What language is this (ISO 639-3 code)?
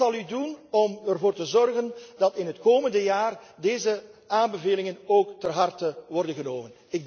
nld